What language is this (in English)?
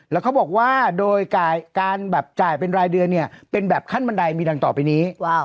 Thai